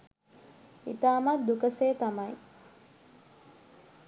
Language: Sinhala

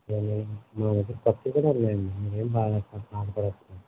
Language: Telugu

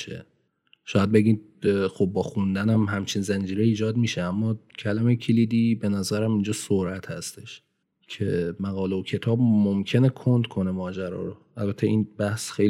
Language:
Persian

